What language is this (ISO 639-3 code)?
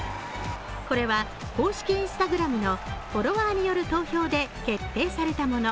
jpn